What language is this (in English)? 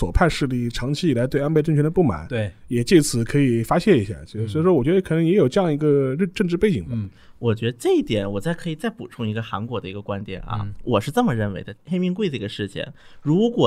Chinese